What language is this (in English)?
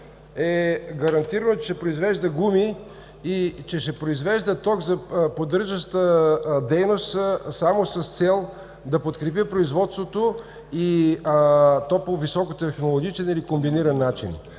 Bulgarian